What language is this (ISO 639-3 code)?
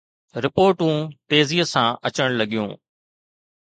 snd